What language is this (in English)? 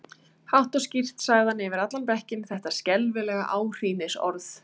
Icelandic